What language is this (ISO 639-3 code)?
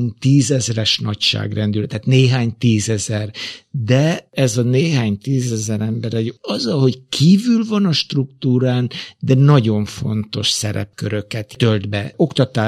hun